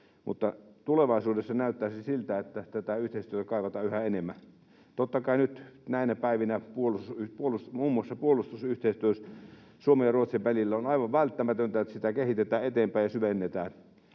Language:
Finnish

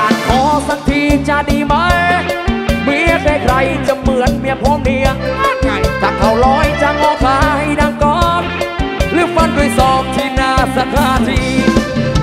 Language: Thai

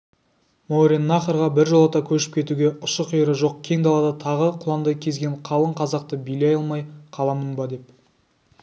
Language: Kazakh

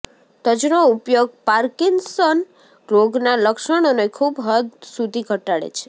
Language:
Gujarati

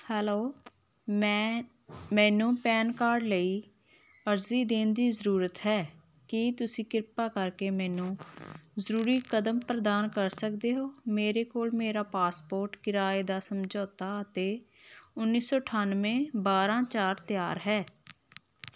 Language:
Punjabi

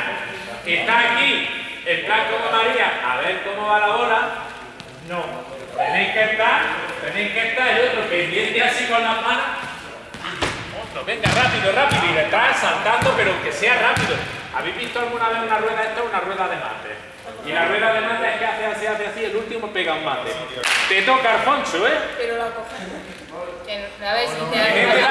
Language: Spanish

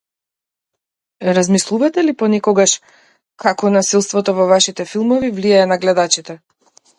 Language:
Macedonian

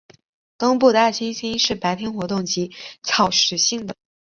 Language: Chinese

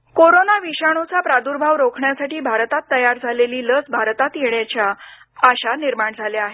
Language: Marathi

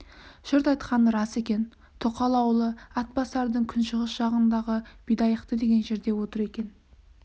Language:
Kazakh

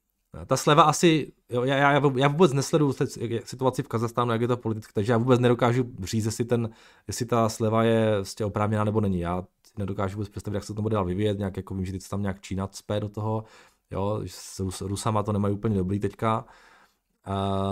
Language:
Czech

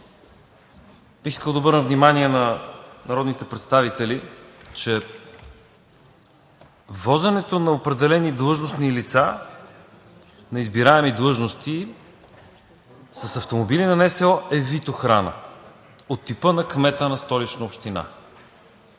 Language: Bulgarian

